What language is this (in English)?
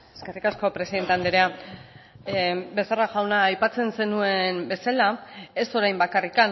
Basque